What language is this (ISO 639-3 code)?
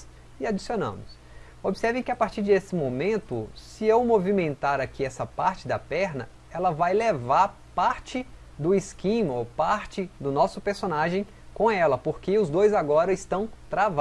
por